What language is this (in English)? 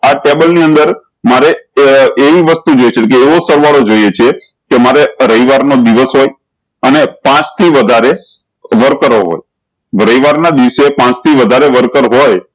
Gujarati